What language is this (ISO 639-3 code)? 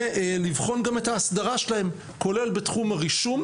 heb